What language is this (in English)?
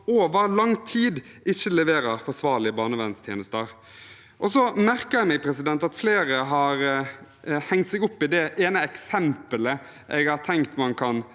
Norwegian